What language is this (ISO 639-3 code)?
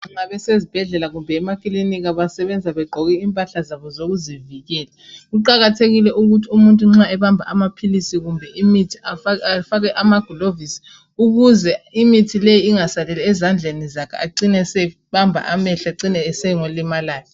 nde